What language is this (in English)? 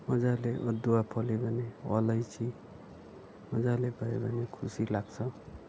Nepali